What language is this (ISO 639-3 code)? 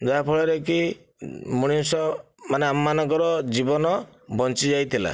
ori